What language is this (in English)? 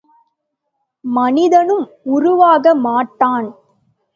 Tamil